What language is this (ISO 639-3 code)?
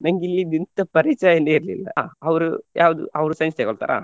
kan